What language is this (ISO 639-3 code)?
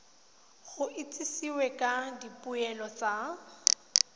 tsn